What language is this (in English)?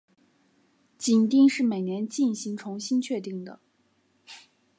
Chinese